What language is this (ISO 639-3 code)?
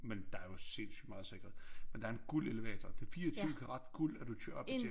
dan